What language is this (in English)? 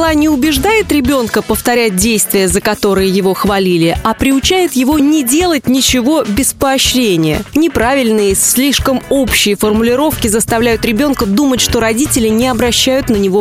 Russian